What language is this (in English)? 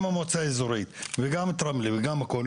Hebrew